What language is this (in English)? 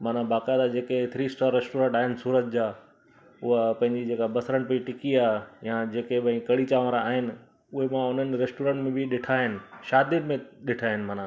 Sindhi